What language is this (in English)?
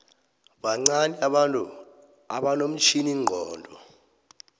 South Ndebele